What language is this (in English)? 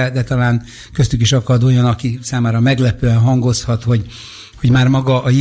Hungarian